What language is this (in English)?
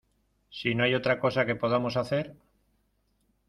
Spanish